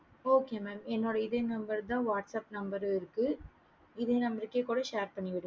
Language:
Tamil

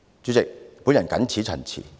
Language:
Cantonese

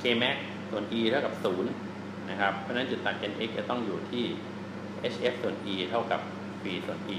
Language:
Thai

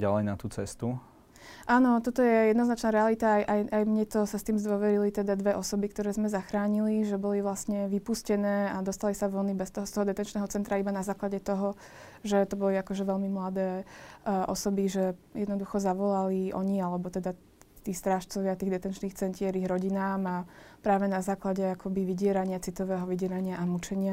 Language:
Slovak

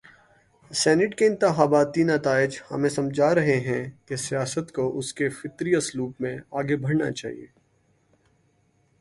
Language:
Urdu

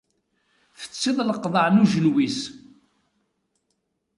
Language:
Kabyle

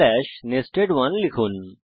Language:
Bangla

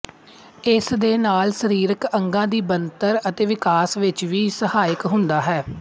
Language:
Punjabi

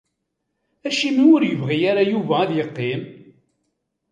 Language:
Kabyle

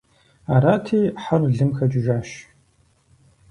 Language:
Kabardian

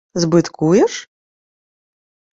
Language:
Ukrainian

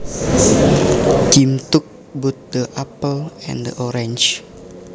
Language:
Javanese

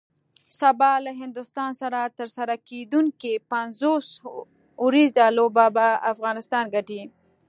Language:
Pashto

